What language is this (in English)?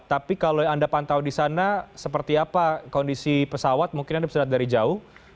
Indonesian